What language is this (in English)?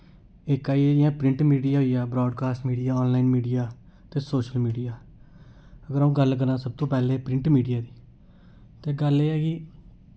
Dogri